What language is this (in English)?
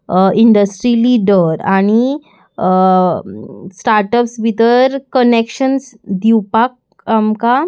Konkani